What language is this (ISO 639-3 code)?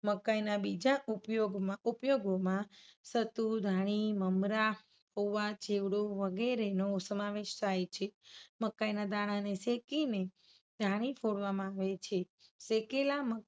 guj